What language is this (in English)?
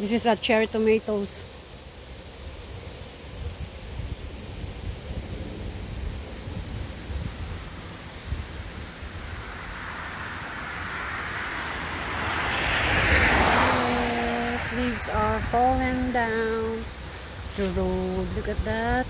Filipino